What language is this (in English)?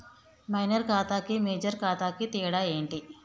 Telugu